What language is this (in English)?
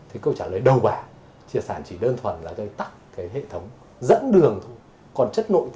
Vietnamese